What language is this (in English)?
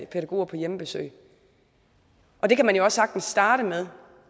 Danish